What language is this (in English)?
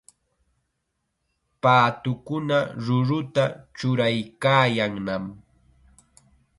Chiquián Ancash Quechua